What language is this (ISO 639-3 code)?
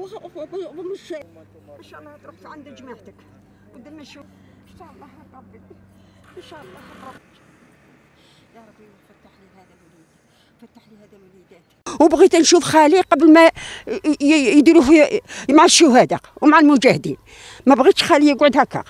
ara